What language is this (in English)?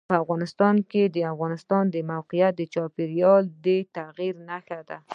Pashto